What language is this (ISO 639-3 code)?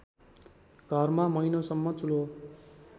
nep